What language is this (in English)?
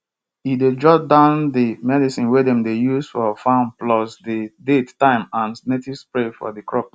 Nigerian Pidgin